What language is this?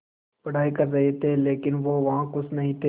Hindi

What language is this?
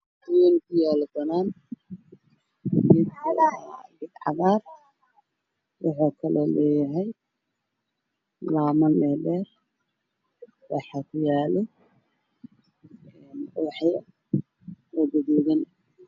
Somali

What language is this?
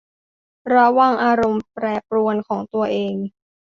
Thai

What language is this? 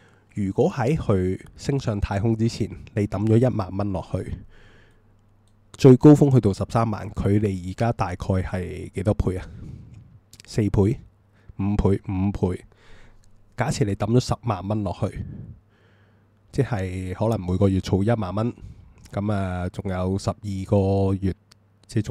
Chinese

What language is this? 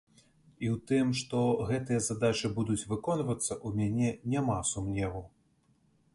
Belarusian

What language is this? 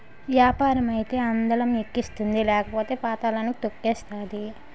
Telugu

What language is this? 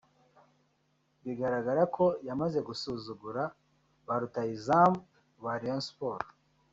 Kinyarwanda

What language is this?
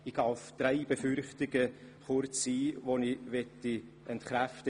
Swiss German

